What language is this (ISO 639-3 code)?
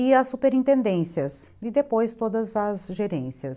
por